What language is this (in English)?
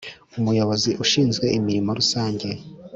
Kinyarwanda